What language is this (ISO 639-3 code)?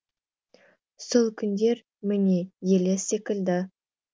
kaz